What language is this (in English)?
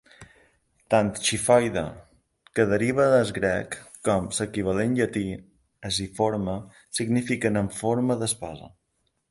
Catalan